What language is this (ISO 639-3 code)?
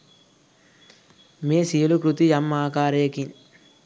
sin